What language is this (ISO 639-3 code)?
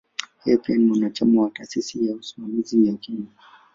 swa